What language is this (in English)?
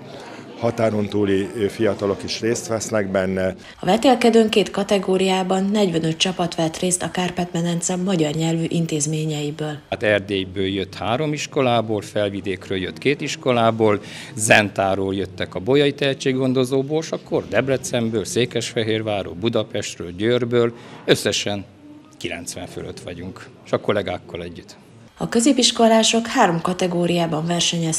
Hungarian